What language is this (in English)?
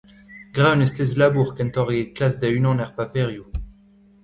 Breton